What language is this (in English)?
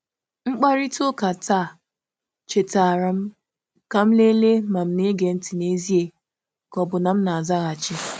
Igbo